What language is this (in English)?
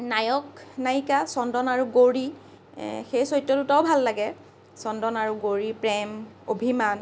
Assamese